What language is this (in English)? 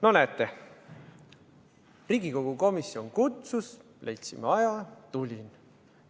Estonian